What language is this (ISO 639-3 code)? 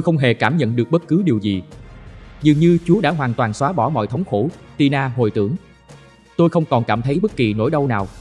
vie